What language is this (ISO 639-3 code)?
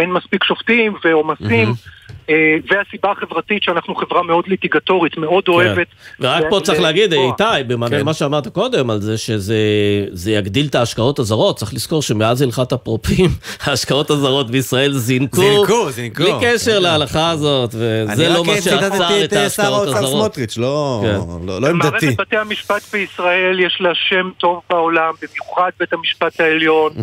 heb